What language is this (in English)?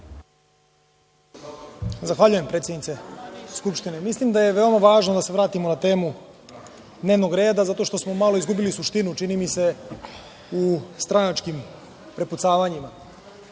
Serbian